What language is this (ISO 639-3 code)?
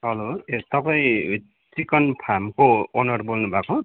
nep